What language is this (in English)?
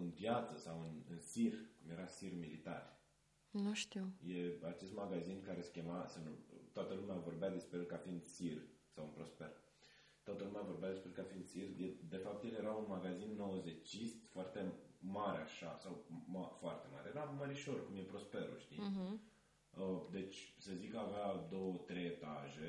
Romanian